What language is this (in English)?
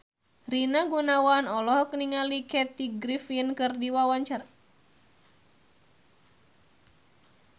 Sundanese